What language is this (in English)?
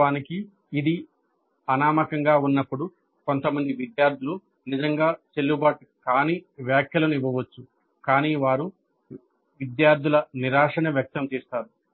Telugu